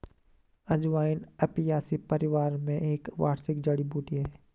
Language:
Hindi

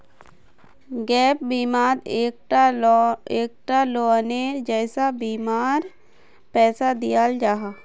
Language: Magahi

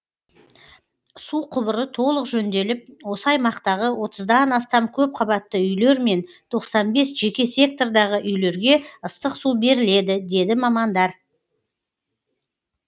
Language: Kazakh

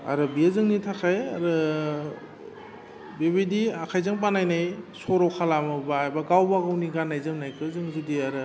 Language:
Bodo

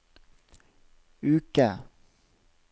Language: Norwegian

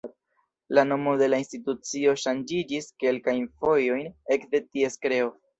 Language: Esperanto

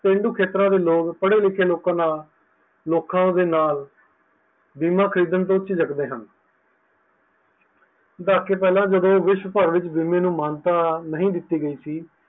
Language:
Punjabi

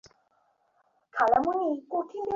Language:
Bangla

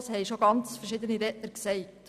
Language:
Swiss German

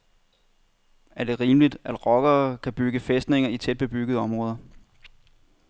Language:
Danish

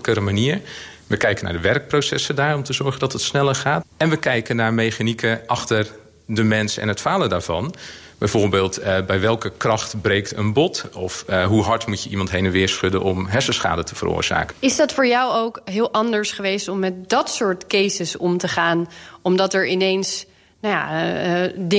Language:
Dutch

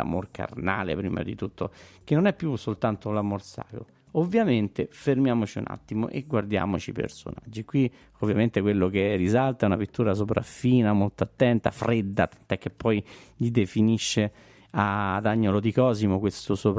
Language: Italian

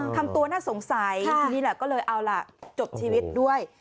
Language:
Thai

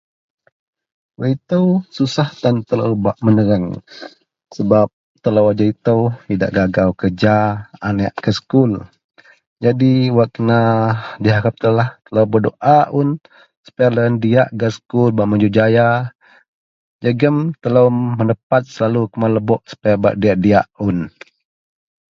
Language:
Central Melanau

